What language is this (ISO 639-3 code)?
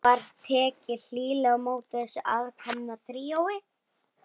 isl